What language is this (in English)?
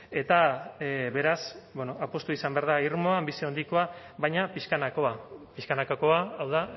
Basque